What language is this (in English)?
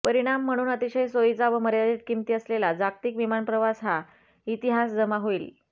Marathi